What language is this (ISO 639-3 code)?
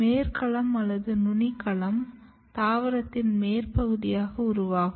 tam